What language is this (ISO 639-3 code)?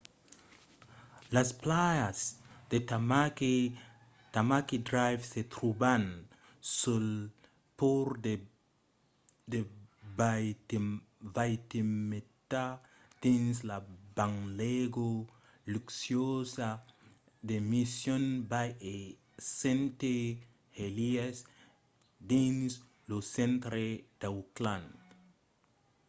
oci